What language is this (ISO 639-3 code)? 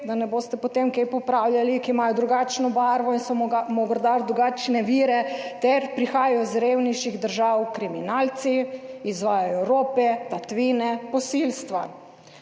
slv